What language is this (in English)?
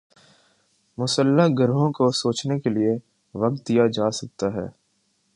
Urdu